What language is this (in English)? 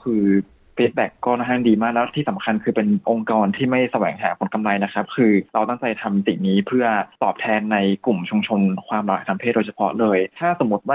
Thai